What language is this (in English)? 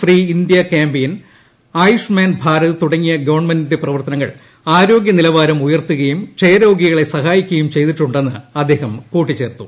Malayalam